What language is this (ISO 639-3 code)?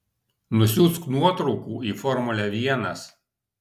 lit